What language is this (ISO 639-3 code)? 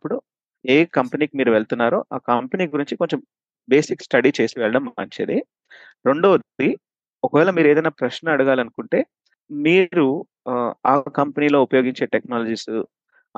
tel